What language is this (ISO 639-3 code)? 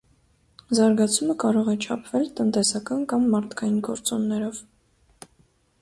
hye